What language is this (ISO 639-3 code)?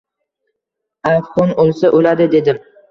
uzb